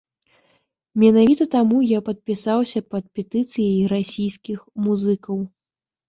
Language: Belarusian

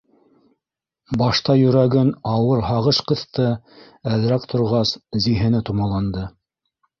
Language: Bashkir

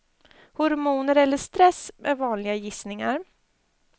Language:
Swedish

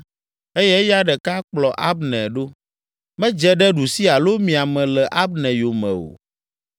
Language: Ewe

